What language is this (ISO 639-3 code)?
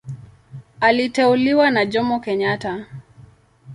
swa